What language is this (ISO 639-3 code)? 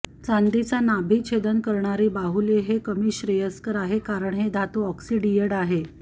mar